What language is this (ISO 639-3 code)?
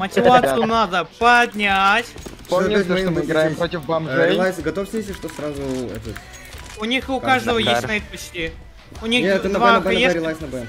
rus